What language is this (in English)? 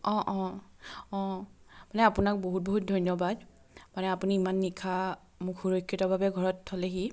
Assamese